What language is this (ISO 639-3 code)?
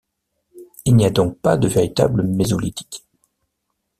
fra